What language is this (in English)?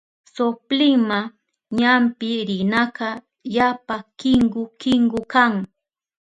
Southern Pastaza Quechua